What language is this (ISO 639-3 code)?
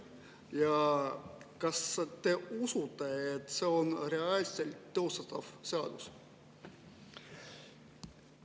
est